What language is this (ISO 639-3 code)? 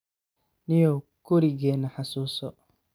som